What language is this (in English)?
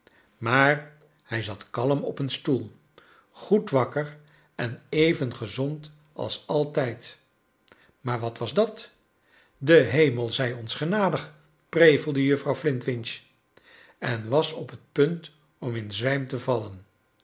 Dutch